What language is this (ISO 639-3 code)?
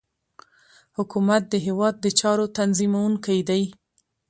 pus